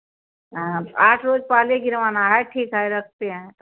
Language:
Hindi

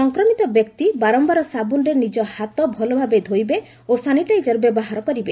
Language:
Odia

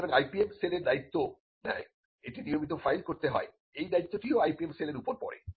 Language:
Bangla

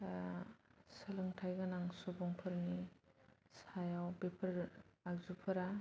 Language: Bodo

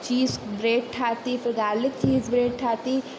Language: Sindhi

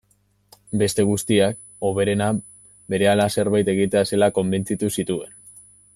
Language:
Basque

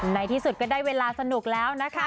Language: Thai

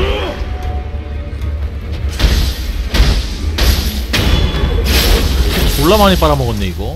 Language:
Korean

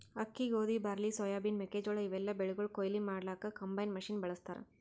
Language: Kannada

